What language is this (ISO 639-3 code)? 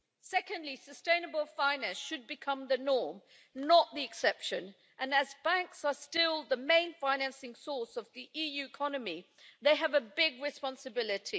eng